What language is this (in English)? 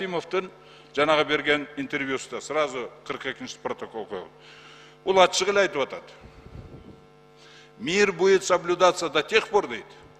Turkish